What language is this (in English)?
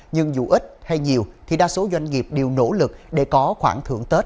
Vietnamese